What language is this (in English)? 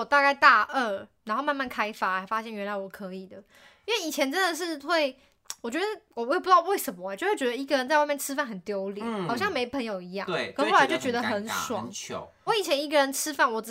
Chinese